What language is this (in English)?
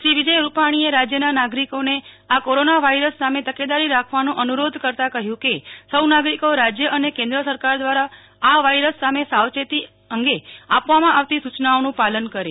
Gujarati